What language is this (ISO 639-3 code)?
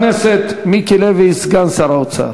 heb